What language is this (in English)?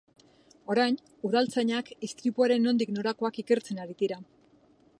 Basque